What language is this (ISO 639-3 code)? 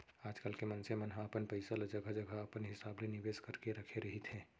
hne